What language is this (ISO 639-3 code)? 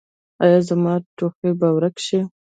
pus